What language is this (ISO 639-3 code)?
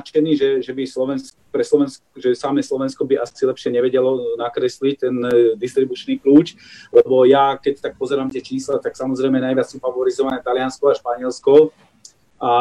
slk